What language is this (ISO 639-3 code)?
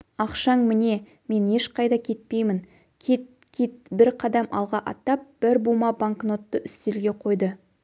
kaz